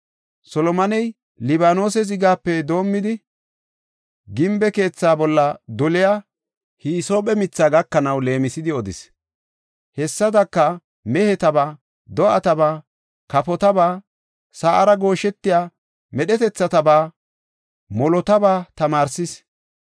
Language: Gofa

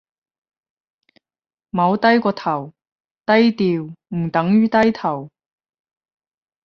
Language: Cantonese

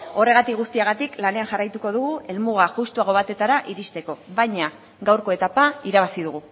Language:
Basque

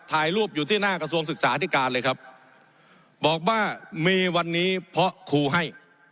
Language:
Thai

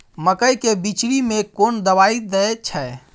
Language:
Maithili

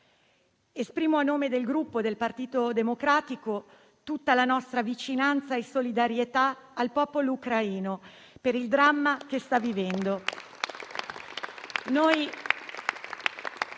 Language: Italian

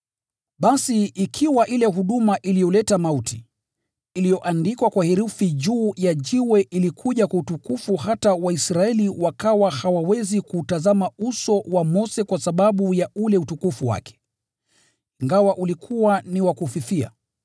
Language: Swahili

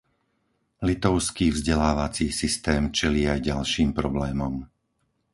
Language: Slovak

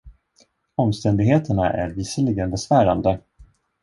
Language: Swedish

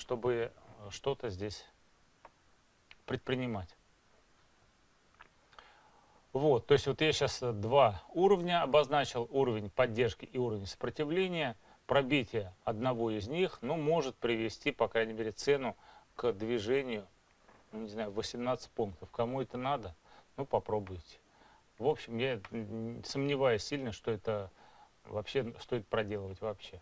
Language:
Russian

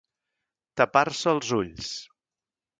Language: Catalan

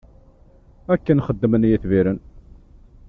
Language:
Kabyle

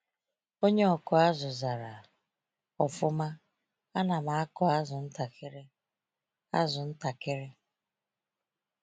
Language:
Igbo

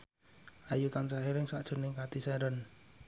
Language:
Javanese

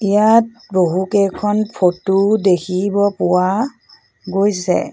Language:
Assamese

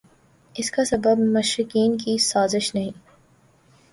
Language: Urdu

